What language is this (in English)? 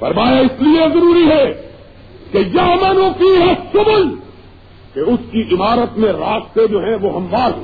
Urdu